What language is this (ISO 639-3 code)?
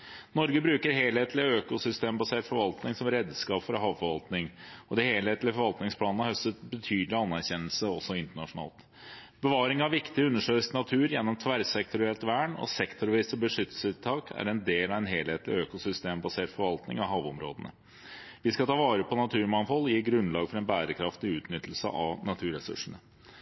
nob